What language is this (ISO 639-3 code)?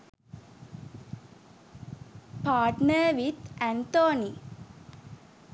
sin